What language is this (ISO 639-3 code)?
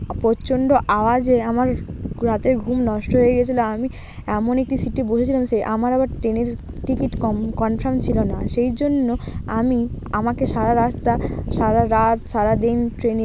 ben